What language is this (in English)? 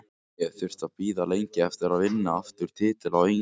Icelandic